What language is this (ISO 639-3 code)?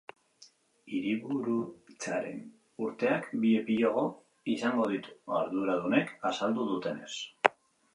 eus